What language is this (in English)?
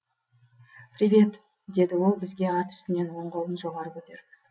Kazakh